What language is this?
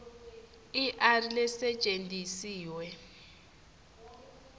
Swati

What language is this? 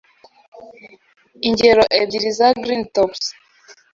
Kinyarwanda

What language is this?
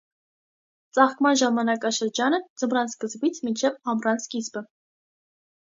Armenian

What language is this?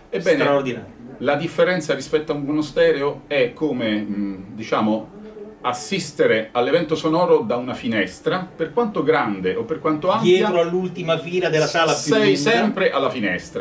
Italian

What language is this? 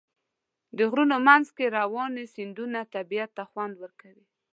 Pashto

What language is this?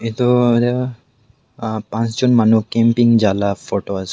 Naga Pidgin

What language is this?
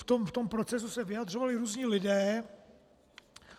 Czech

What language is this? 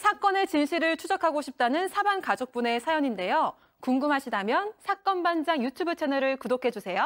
Korean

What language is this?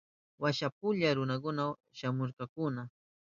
Southern Pastaza Quechua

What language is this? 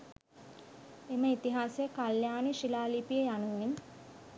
Sinhala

